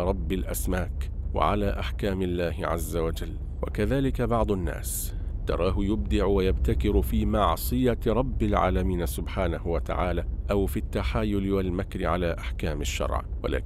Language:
Arabic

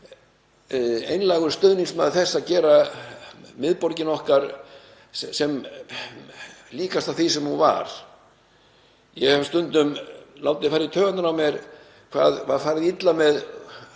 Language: Icelandic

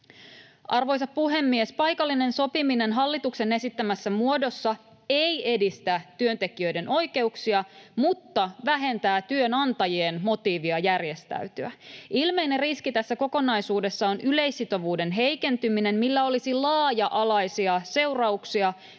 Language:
Finnish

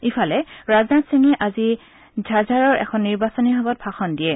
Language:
Assamese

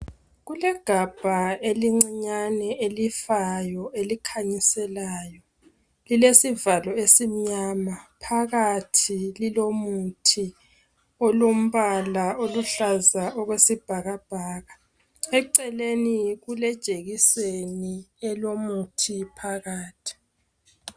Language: North Ndebele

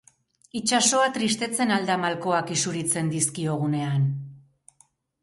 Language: Basque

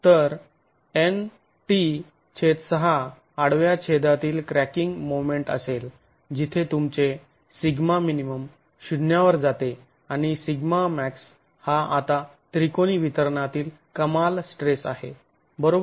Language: Marathi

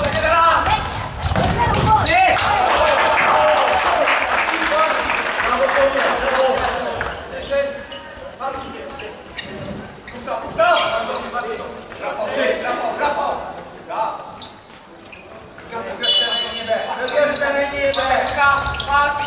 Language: Czech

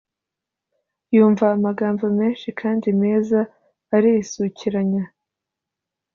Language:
Kinyarwanda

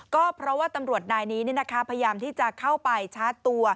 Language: Thai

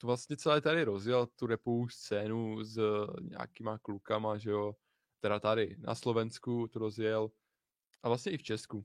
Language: Czech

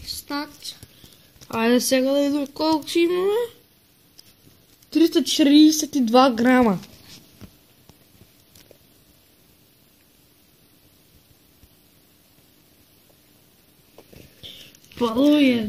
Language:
Portuguese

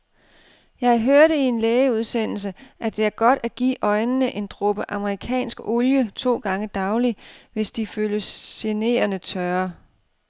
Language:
Danish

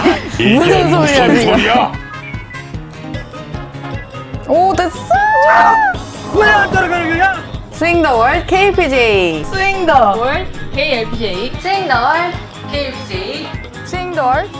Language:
Korean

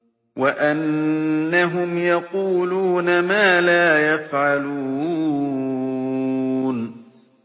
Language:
Arabic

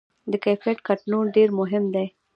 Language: Pashto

